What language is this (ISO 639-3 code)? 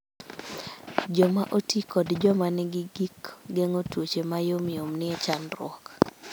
luo